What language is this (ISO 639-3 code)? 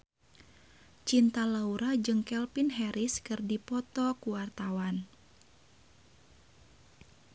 sun